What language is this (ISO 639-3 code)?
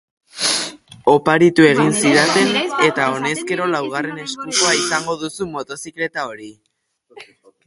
eus